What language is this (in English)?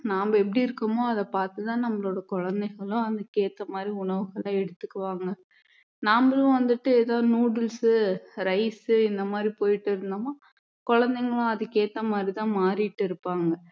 Tamil